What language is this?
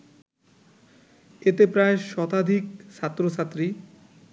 Bangla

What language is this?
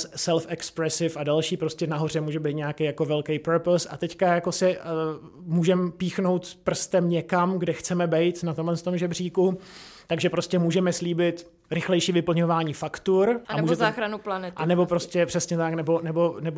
Czech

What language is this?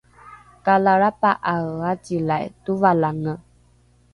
Rukai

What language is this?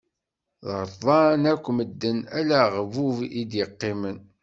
Kabyle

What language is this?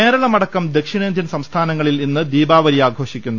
Malayalam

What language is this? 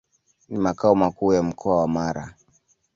Swahili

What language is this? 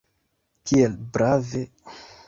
Esperanto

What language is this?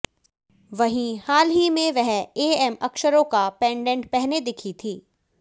Hindi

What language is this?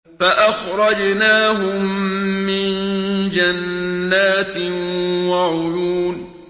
Arabic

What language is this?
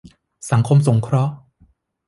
Thai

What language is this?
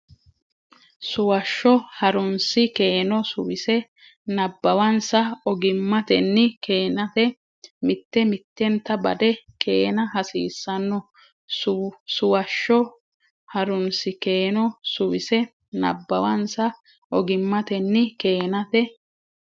Sidamo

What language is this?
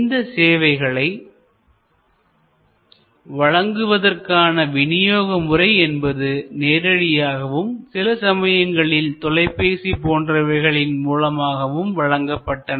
Tamil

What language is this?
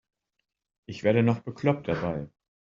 German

